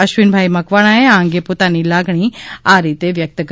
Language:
Gujarati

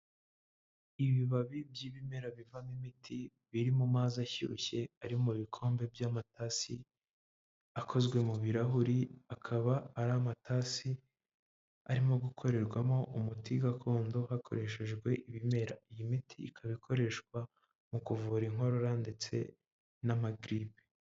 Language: Kinyarwanda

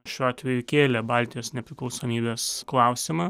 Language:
Lithuanian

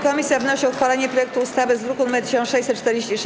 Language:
Polish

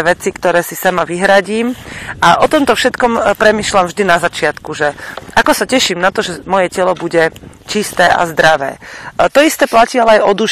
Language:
Slovak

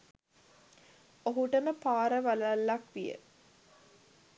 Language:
Sinhala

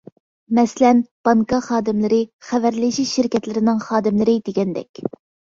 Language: Uyghur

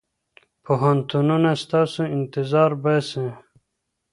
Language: Pashto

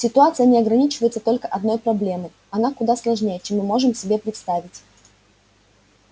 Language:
Russian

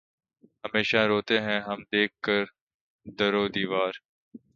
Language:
Urdu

